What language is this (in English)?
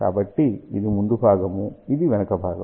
Telugu